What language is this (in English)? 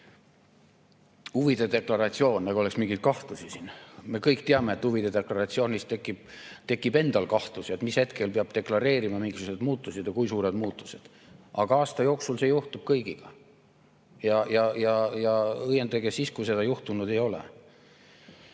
Estonian